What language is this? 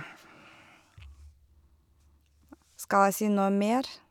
Norwegian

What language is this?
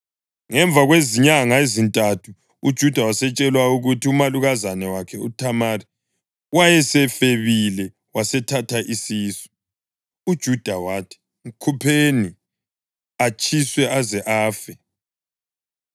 North Ndebele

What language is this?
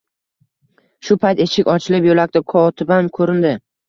Uzbek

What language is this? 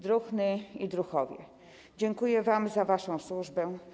Polish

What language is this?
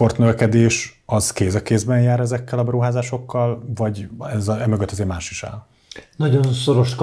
Hungarian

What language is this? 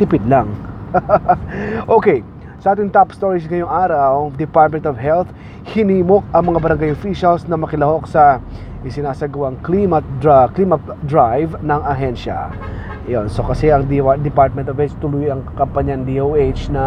Filipino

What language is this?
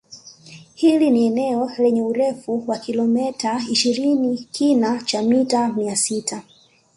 Swahili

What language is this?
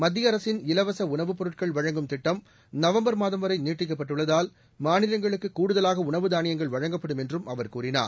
Tamil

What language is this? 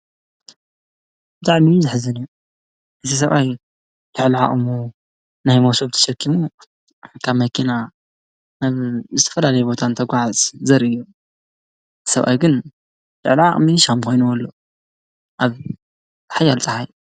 Tigrinya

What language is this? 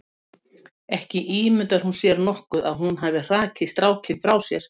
Icelandic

